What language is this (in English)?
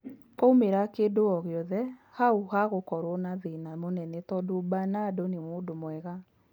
Kikuyu